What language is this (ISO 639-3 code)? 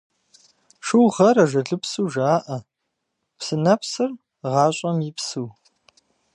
kbd